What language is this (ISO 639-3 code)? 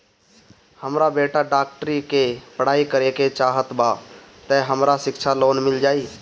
bho